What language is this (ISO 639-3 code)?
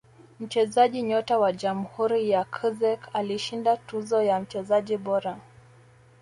swa